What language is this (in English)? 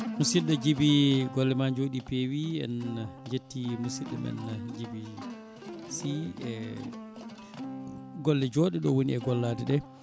Fula